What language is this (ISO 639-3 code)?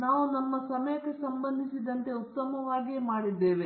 kan